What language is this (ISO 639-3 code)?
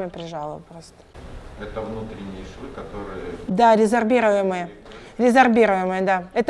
rus